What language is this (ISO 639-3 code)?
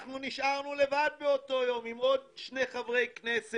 heb